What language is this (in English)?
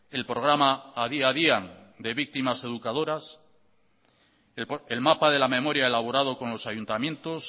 Spanish